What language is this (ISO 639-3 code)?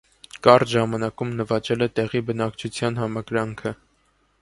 hye